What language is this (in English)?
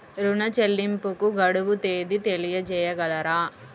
Telugu